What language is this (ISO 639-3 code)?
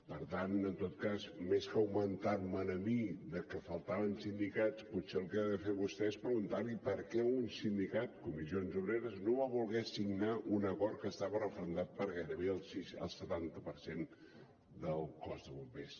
cat